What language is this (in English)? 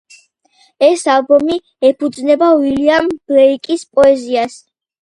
Georgian